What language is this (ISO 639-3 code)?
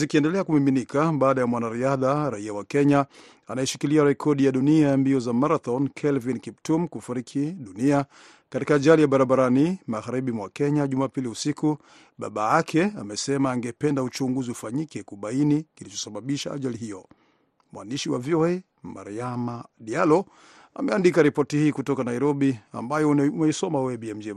swa